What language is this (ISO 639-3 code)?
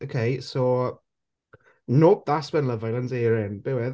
cym